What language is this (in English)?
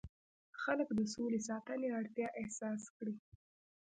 Pashto